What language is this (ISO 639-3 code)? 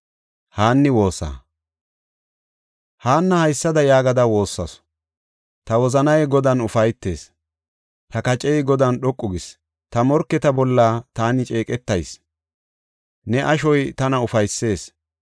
gof